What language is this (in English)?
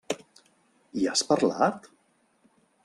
Catalan